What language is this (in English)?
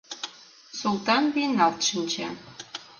Mari